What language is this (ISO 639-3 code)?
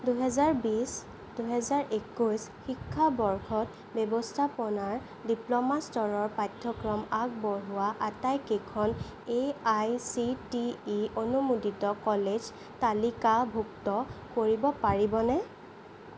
asm